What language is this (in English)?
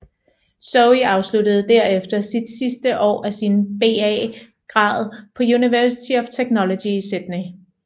Danish